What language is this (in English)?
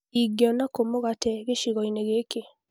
Kikuyu